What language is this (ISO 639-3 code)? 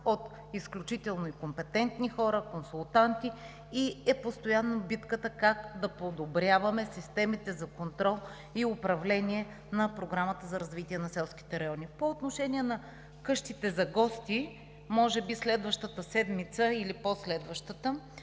bul